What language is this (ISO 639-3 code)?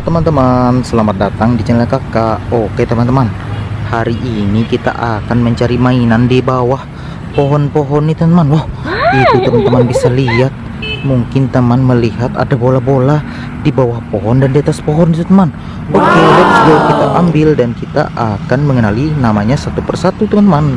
ind